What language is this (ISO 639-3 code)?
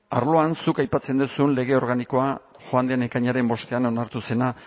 eus